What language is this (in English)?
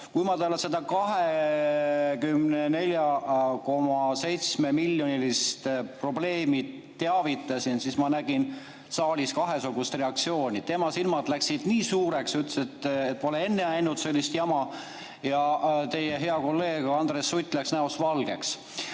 Estonian